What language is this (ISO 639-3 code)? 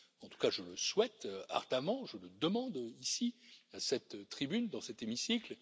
fra